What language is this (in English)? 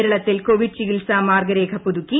Malayalam